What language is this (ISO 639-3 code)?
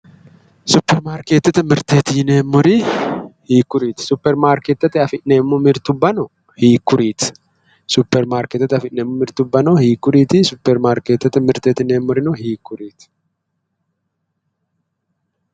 sid